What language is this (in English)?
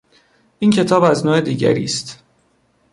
Persian